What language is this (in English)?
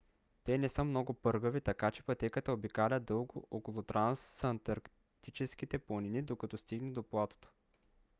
Bulgarian